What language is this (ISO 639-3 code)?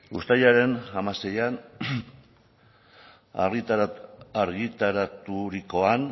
eus